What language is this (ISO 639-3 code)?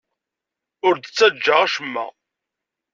kab